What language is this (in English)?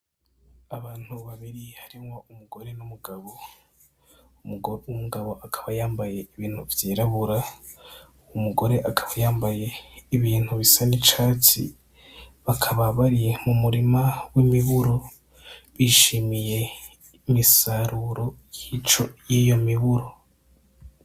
Rundi